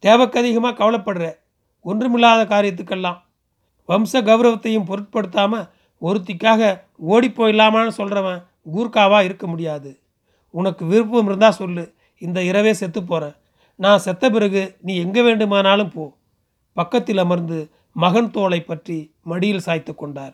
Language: Tamil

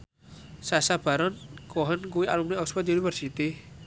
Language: Javanese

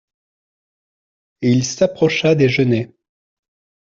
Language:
French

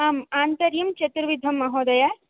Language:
Sanskrit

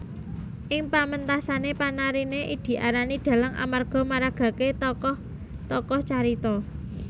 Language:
Javanese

